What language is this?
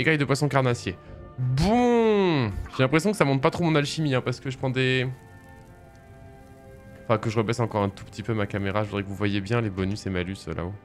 French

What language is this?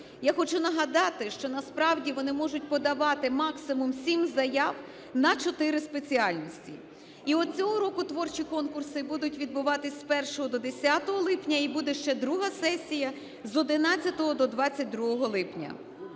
Ukrainian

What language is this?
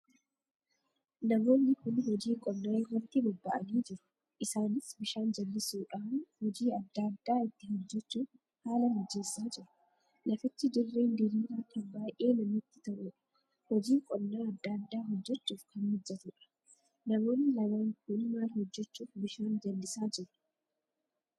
Oromo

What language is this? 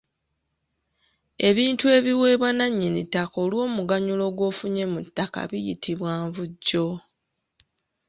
Ganda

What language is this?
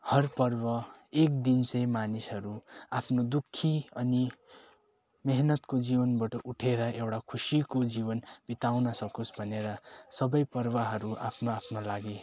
Nepali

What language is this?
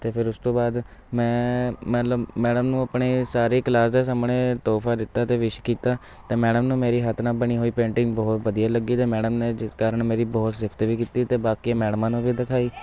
Punjabi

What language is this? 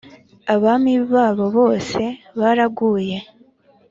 Kinyarwanda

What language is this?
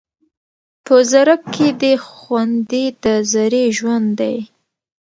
Pashto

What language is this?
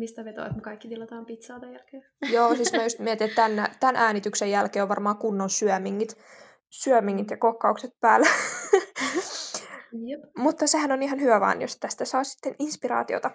Finnish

